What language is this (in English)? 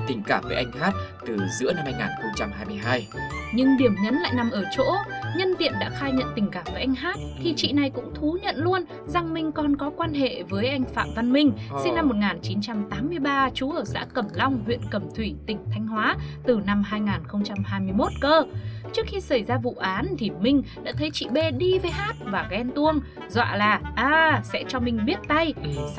Vietnamese